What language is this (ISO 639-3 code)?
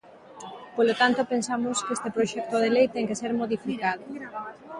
glg